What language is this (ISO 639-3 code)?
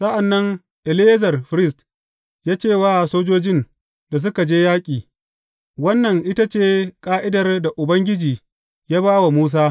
hau